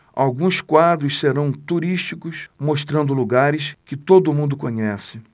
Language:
Portuguese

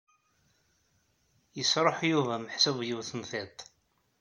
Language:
Kabyle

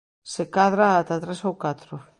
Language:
Galician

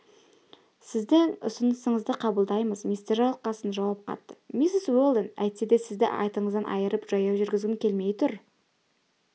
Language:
Kazakh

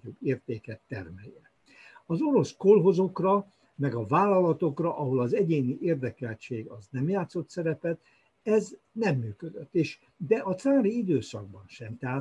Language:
Hungarian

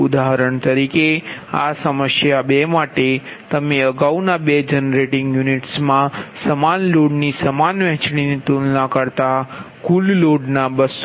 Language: Gujarati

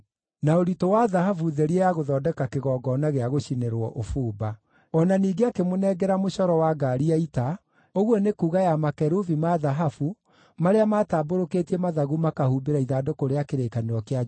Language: Kikuyu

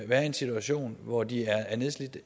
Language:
Danish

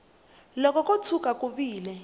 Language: Tsonga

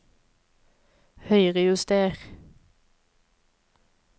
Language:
Norwegian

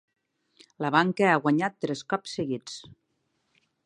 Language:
Catalan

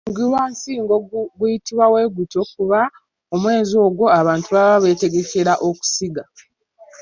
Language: Ganda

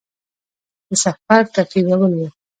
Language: Pashto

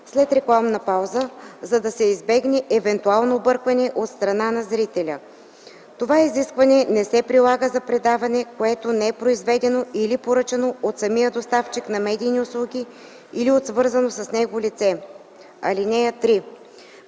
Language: Bulgarian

